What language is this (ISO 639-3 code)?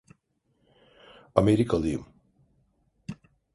tur